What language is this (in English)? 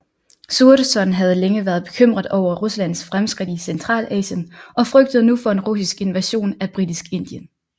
Danish